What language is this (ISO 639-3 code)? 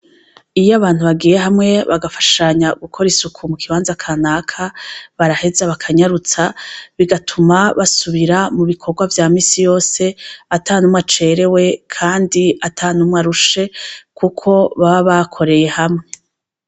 run